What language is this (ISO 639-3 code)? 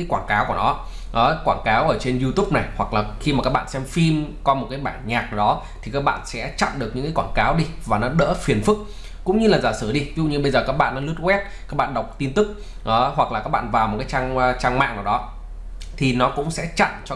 vie